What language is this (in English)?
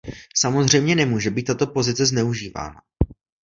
Czech